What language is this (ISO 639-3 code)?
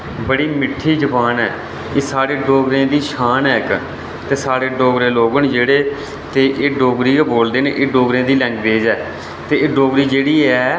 doi